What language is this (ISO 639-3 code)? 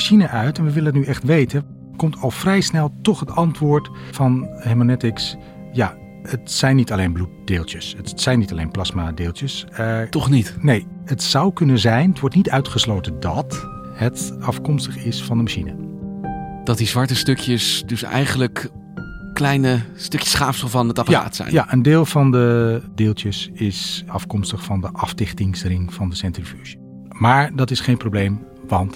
nld